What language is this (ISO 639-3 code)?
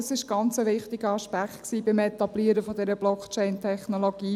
gsw